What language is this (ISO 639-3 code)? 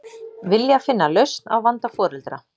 isl